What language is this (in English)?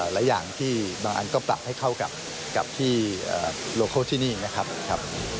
Thai